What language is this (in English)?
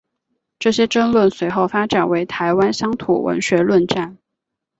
Chinese